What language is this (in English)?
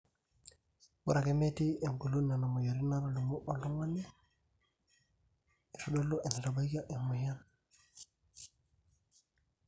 Masai